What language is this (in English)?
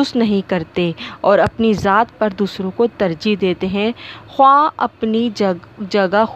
Urdu